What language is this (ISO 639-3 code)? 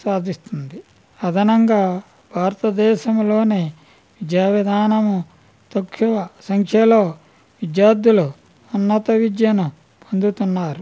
tel